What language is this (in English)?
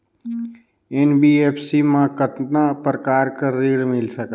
Chhattisgarhi